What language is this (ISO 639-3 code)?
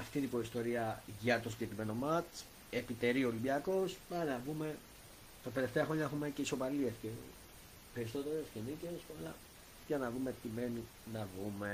ell